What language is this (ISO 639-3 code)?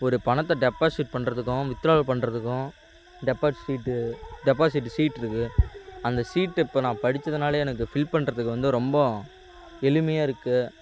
tam